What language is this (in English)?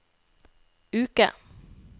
Norwegian